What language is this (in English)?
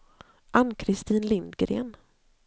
Swedish